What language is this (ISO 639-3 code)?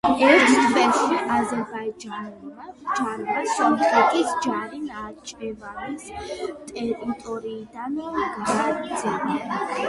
kat